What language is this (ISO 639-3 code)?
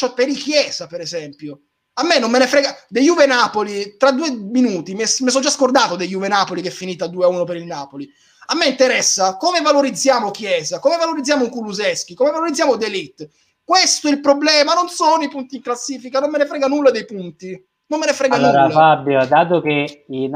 ita